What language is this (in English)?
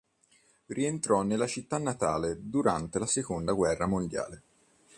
Italian